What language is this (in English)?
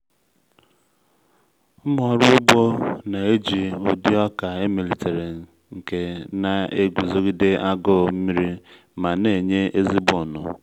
Igbo